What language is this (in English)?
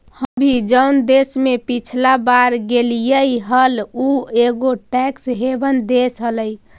Magahi